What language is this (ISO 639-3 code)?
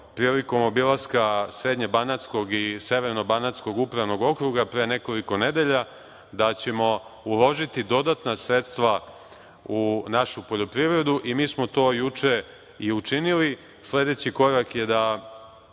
srp